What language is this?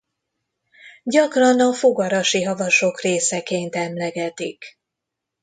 Hungarian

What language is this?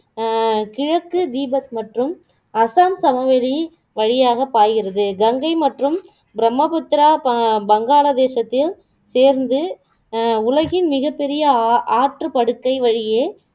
Tamil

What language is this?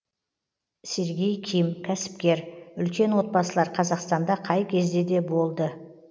Kazakh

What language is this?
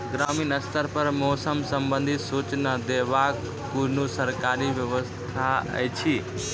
Maithili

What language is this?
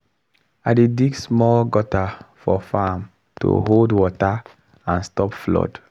Nigerian Pidgin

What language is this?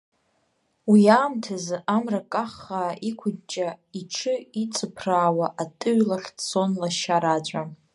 Abkhazian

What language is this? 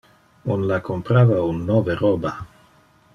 Interlingua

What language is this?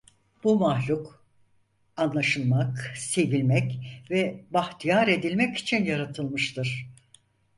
Turkish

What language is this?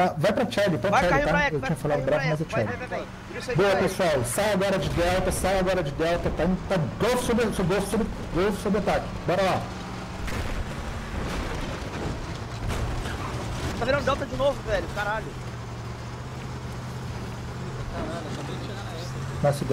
Portuguese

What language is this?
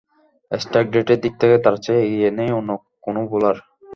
Bangla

